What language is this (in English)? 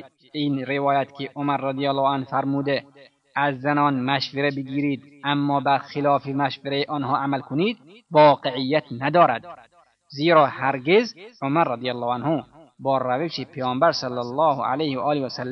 Persian